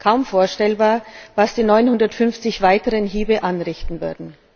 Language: German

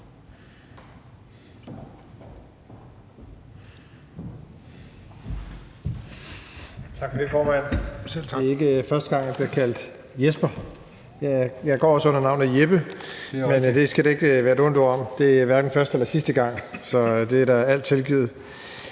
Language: Danish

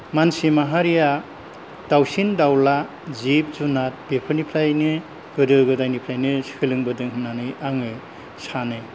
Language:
Bodo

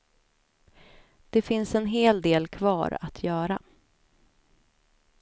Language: Swedish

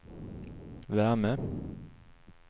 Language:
Swedish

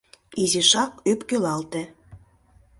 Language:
Mari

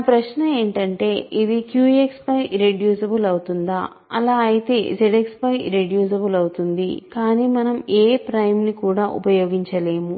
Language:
Telugu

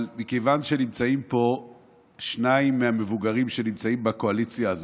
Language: Hebrew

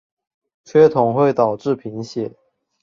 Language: Chinese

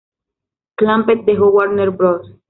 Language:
Spanish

